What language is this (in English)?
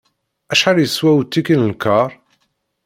Kabyle